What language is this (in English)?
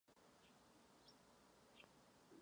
Czech